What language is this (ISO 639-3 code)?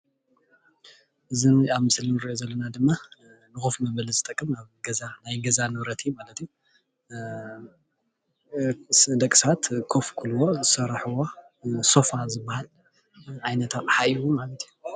tir